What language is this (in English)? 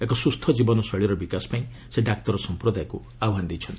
Odia